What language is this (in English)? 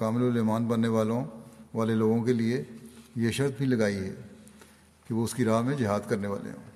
Urdu